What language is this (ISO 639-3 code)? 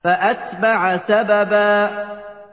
ara